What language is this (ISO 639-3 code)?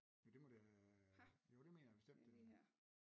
dan